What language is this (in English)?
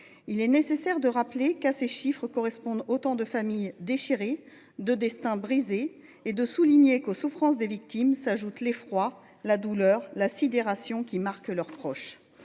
French